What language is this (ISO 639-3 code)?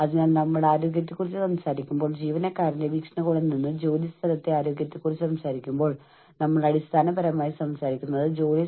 mal